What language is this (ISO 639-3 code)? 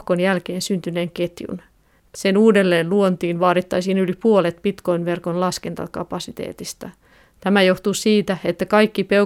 fin